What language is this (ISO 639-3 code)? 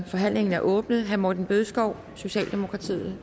dan